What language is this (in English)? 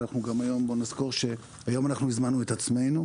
Hebrew